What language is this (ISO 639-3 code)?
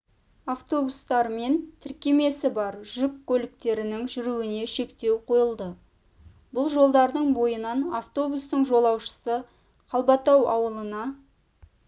kaz